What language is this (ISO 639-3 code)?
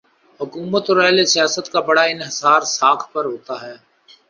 urd